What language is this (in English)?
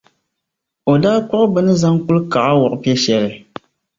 Dagbani